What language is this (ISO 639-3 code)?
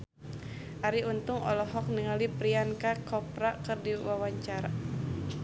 sun